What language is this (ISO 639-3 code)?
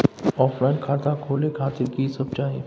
mai